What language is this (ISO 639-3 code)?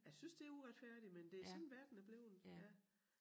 dan